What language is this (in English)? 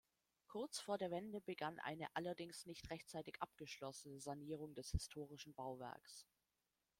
German